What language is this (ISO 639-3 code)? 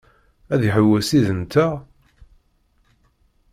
kab